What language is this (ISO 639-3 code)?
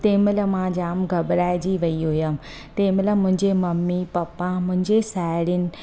snd